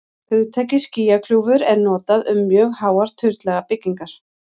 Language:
Icelandic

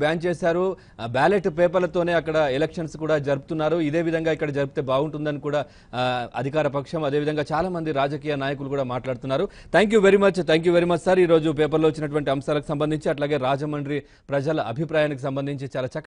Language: Telugu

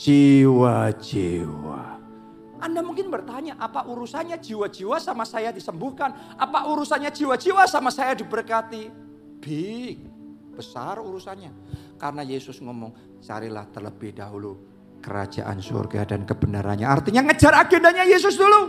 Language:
Indonesian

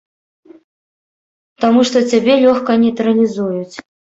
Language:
Belarusian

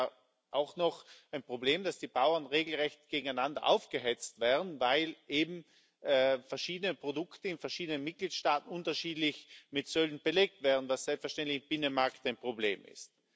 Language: German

